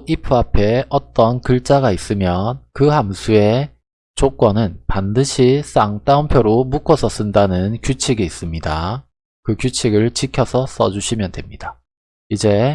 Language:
Korean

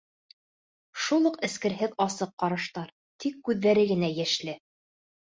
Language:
Bashkir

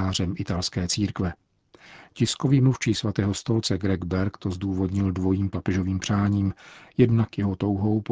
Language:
Czech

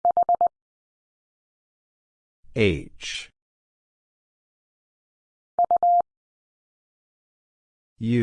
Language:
English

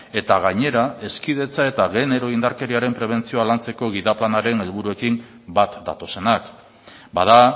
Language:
Basque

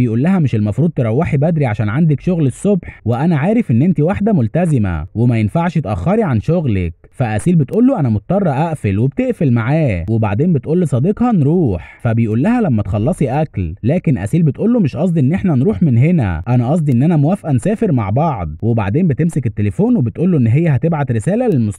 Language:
Arabic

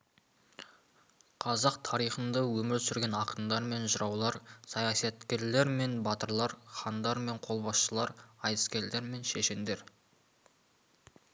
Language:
Kazakh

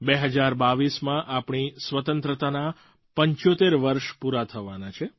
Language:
Gujarati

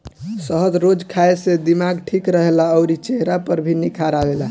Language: Bhojpuri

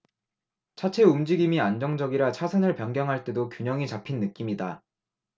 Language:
Korean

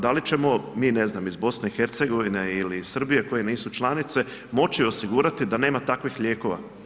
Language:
Croatian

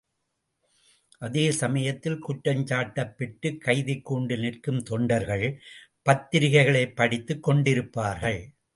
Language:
Tamil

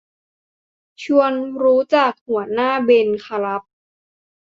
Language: Thai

